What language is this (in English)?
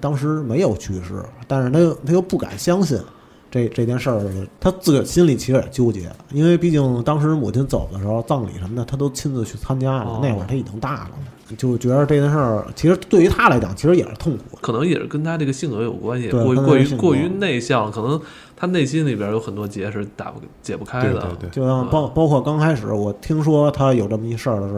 Chinese